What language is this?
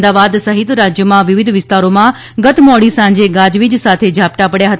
Gujarati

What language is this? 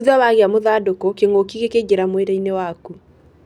Kikuyu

